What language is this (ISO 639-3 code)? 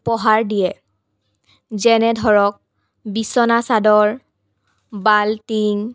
asm